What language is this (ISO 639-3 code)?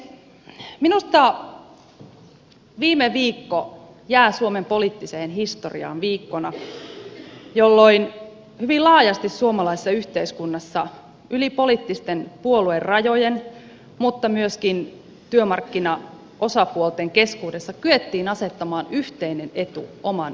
fin